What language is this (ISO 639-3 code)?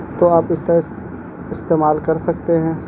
urd